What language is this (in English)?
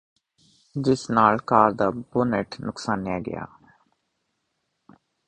Punjabi